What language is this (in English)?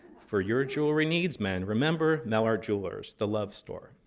English